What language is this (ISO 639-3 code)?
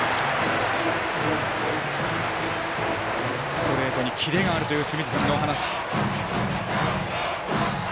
jpn